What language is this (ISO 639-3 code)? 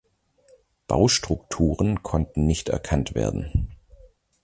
deu